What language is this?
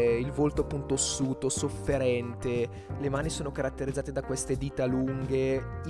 Italian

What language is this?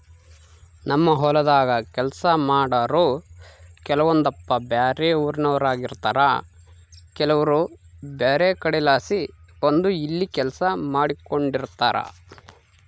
Kannada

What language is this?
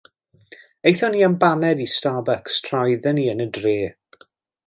Welsh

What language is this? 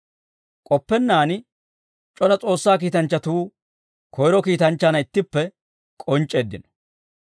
Dawro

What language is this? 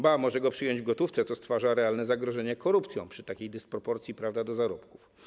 Polish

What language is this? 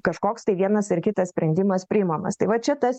Lithuanian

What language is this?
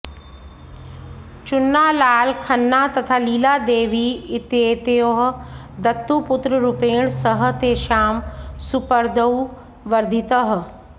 Sanskrit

